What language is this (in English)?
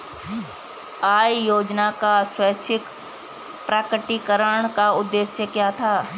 Hindi